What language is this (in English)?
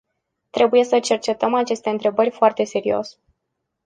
Romanian